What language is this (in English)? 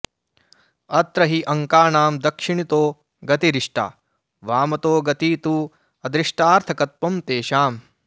Sanskrit